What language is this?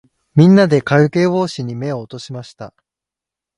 Japanese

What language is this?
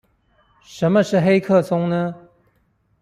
Chinese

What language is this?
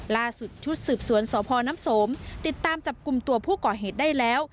Thai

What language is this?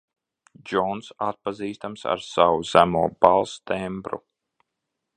Latvian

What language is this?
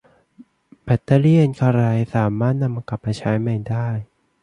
Thai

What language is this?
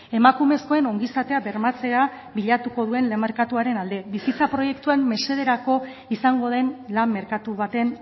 Basque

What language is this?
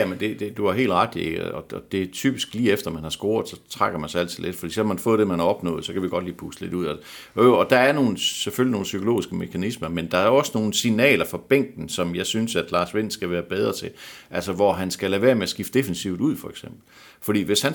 Danish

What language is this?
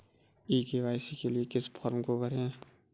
Hindi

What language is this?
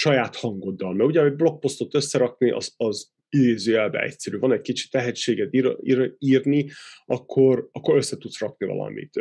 Hungarian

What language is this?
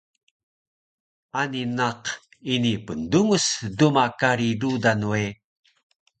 Taroko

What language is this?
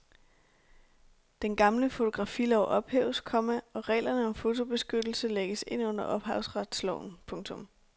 Danish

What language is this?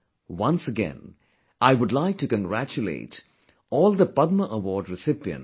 English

